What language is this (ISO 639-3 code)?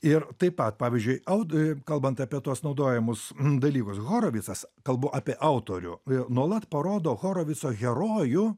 lit